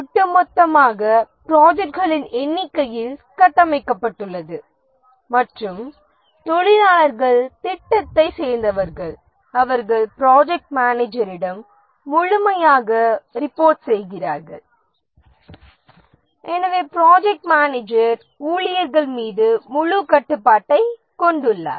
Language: Tamil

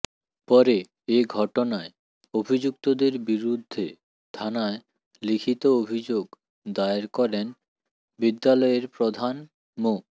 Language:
Bangla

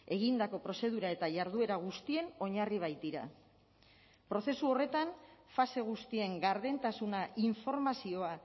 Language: Basque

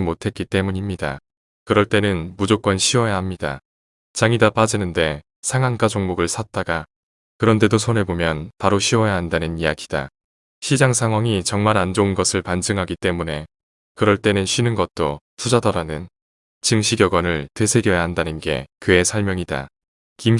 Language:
Korean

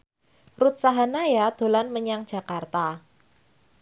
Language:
Javanese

